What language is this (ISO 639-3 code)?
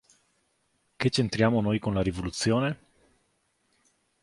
ita